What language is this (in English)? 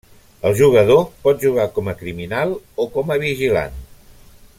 Catalan